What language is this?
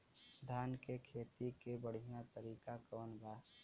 Bhojpuri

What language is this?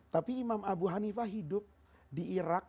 Indonesian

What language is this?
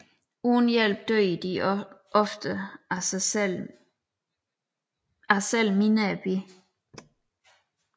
Danish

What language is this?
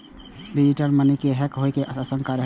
Maithili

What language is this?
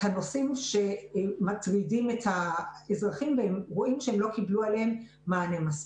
Hebrew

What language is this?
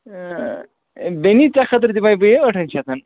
Kashmiri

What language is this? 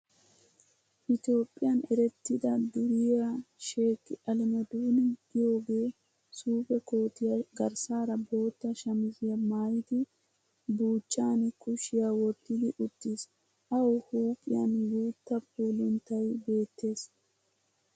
Wolaytta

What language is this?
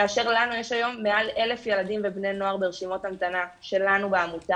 Hebrew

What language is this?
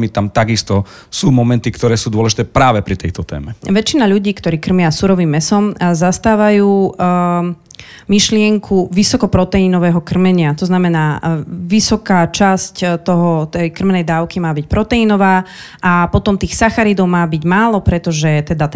Slovak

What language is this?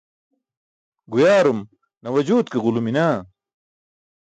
Burushaski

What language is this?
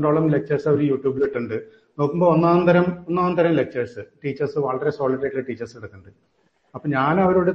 Malayalam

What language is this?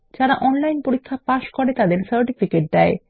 Bangla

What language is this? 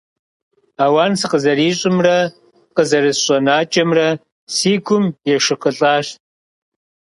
Kabardian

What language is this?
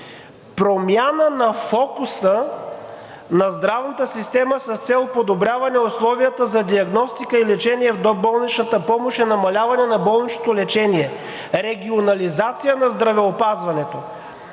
Bulgarian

